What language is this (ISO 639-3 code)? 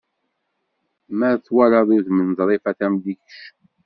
kab